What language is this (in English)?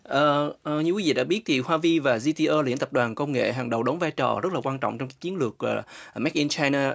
Vietnamese